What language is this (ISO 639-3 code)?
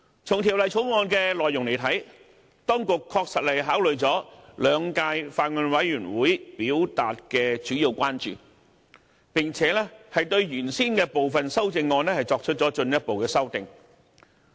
yue